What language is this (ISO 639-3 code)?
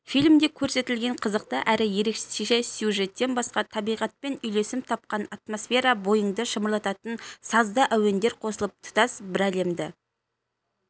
kaz